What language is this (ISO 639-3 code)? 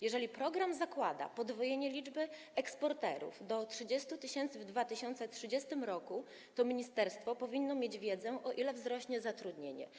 pol